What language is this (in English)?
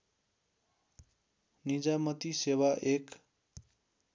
Nepali